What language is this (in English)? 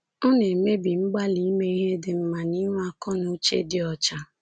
Igbo